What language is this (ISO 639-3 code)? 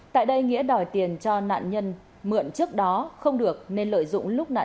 vie